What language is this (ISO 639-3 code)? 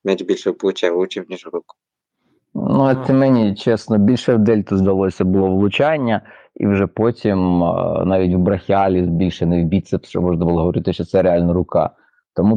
ukr